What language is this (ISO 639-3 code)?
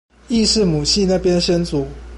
zho